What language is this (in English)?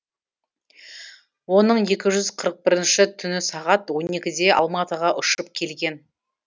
Kazakh